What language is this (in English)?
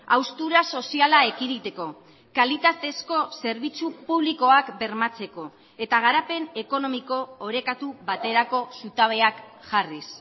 Basque